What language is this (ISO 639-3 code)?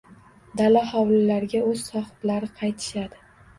uzb